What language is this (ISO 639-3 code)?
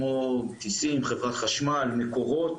heb